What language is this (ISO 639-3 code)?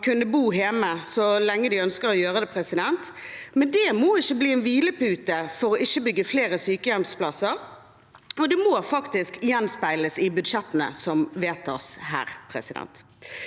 nor